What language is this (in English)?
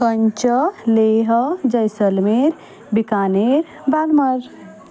Konkani